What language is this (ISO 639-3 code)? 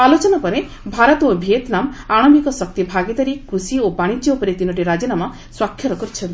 ori